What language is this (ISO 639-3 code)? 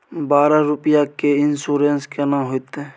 mai